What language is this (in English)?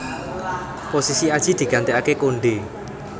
Javanese